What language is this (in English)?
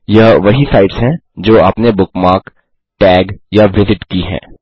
Hindi